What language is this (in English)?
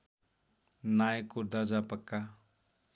Nepali